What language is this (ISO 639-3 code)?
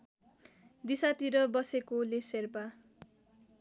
nep